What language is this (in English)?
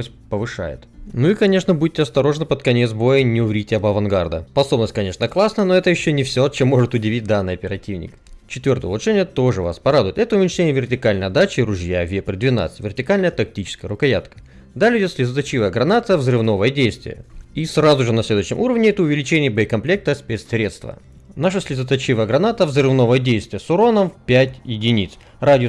Russian